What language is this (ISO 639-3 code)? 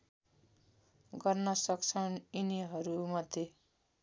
nep